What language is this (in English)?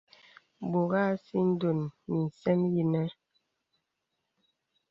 Bebele